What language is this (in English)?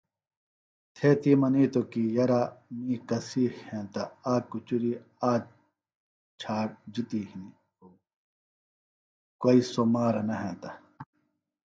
Phalura